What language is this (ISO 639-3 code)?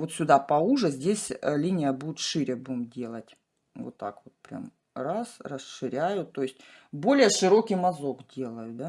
rus